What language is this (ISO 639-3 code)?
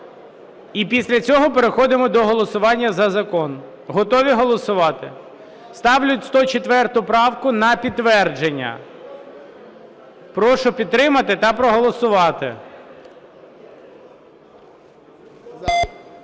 ukr